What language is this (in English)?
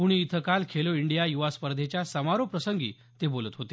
Marathi